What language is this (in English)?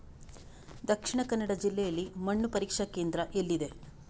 Kannada